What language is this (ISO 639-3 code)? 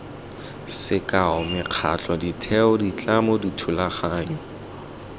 tsn